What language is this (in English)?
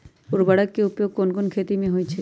Magahi